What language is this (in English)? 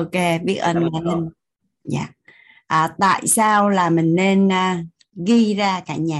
Vietnamese